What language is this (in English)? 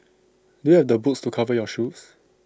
English